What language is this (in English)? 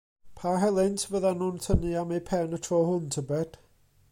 Welsh